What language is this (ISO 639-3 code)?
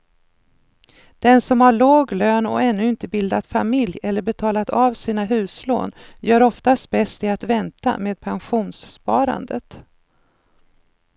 swe